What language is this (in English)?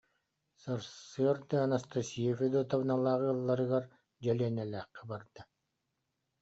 Yakut